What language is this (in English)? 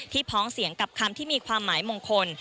Thai